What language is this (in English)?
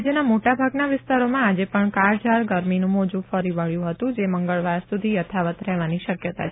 Gujarati